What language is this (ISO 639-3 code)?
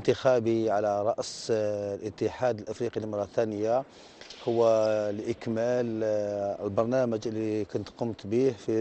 ara